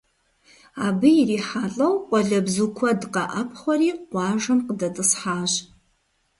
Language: Kabardian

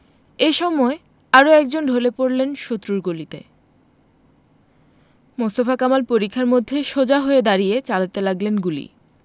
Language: Bangla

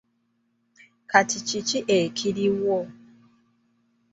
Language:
Ganda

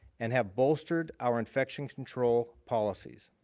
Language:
English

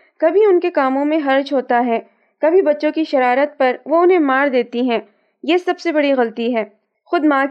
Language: Urdu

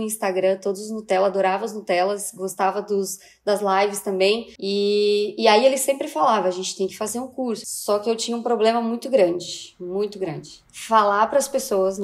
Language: Portuguese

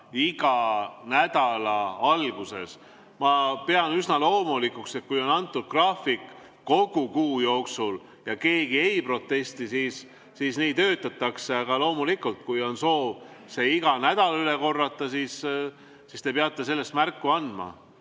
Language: Estonian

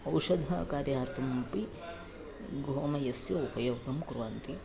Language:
Sanskrit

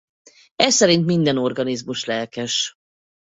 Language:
Hungarian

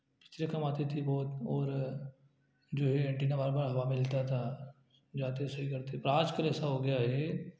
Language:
Hindi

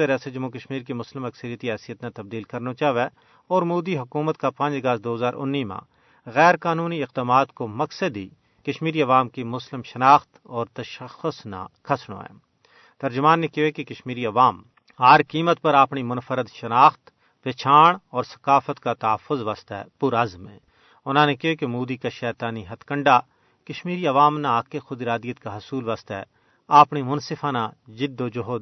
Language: Urdu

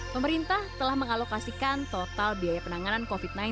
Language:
Indonesian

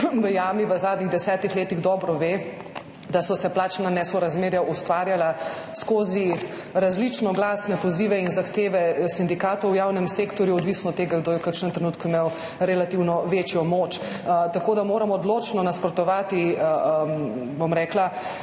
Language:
Slovenian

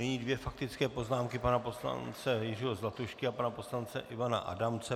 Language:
Czech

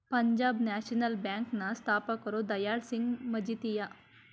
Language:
Kannada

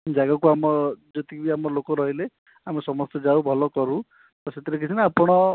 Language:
Odia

